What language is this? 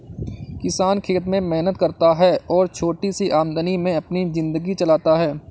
Hindi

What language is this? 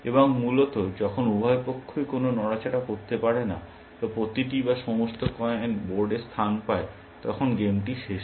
Bangla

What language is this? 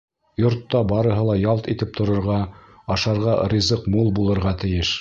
Bashkir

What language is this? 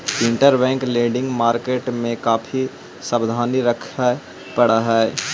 Magahi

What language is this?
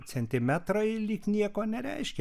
Lithuanian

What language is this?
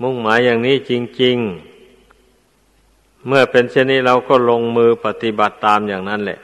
Thai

